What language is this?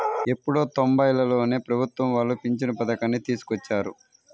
Telugu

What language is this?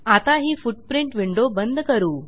Marathi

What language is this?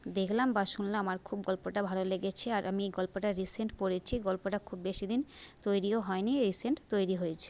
Bangla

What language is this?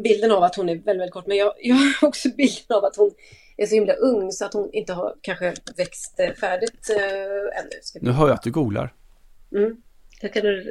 Swedish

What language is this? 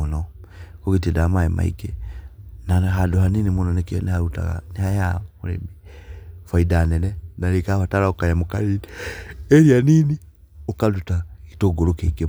Kikuyu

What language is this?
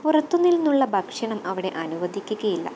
Malayalam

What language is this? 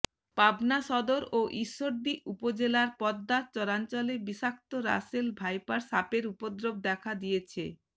Bangla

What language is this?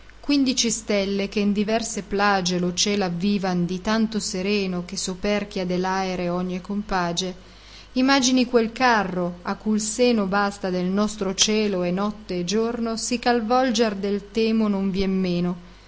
Italian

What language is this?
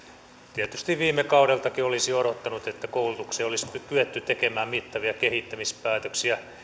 Finnish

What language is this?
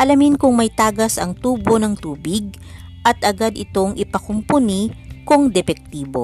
Filipino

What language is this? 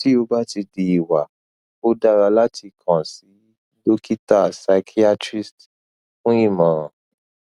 Yoruba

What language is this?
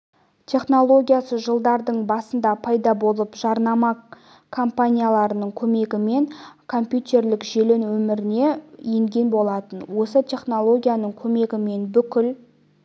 Kazakh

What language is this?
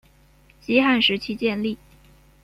Chinese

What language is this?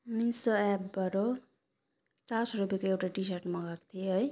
Nepali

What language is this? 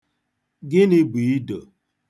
Igbo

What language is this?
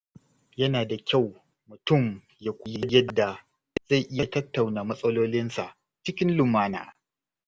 Hausa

